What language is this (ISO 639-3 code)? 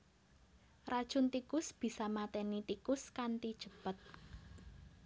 jav